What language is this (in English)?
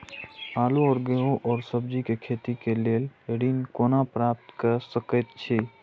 Maithili